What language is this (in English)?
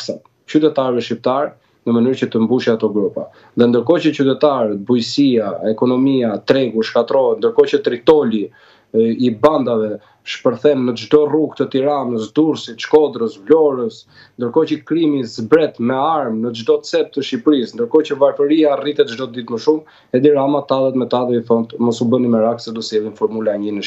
Romanian